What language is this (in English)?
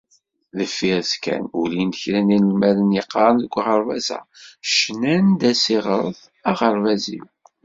Kabyle